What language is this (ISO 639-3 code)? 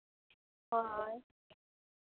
sat